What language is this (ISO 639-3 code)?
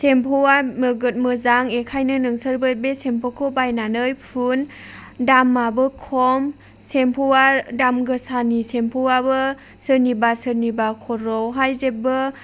brx